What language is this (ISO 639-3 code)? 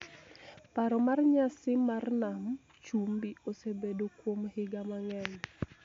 luo